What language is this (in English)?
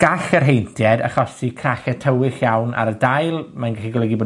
Welsh